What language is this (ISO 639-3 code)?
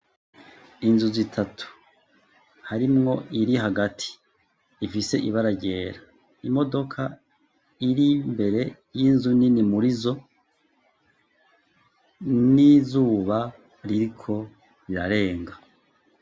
run